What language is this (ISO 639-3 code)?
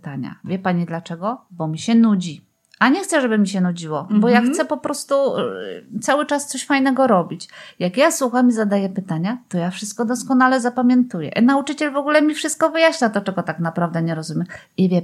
pol